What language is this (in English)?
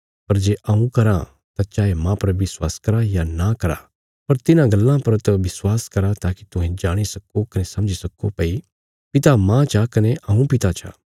Bilaspuri